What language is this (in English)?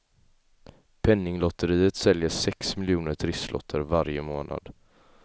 Swedish